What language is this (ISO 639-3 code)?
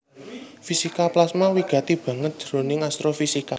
jav